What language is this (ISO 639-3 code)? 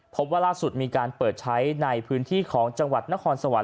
tha